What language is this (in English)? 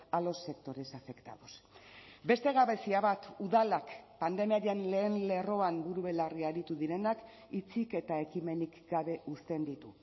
Basque